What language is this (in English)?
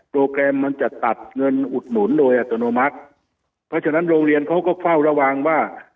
Thai